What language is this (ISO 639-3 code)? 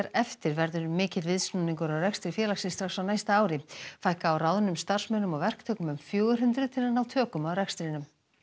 isl